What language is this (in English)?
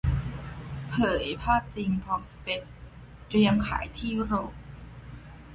Thai